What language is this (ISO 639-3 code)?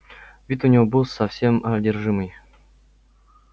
rus